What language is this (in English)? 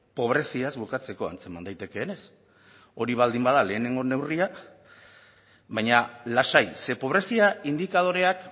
Basque